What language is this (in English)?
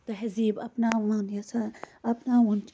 Kashmiri